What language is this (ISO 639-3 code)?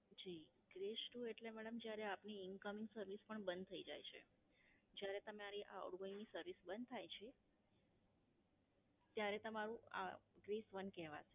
guj